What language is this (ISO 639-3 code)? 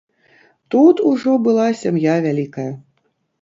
bel